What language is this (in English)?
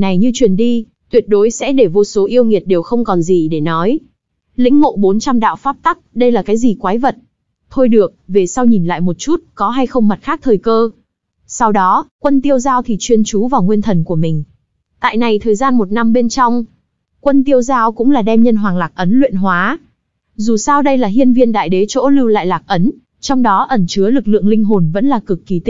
Vietnamese